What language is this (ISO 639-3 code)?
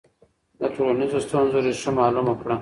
pus